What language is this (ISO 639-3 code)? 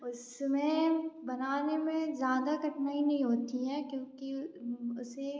hin